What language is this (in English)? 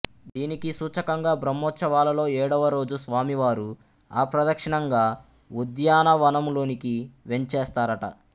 Telugu